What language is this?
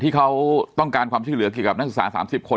Thai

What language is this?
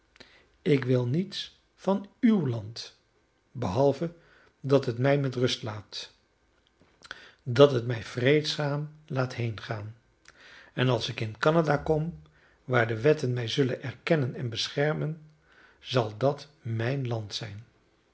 Dutch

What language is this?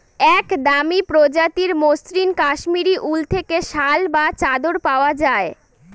Bangla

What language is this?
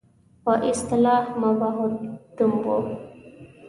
Pashto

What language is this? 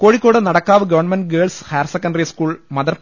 Malayalam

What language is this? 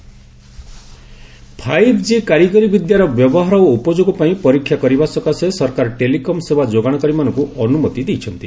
Odia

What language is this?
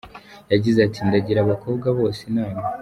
Kinyarwanda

